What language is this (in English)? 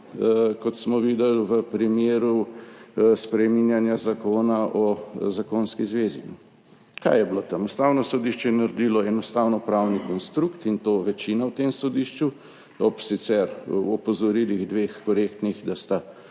Slovenian